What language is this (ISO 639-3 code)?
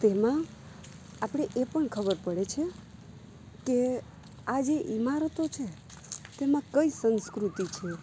guj